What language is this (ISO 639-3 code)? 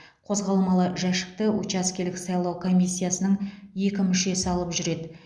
kaz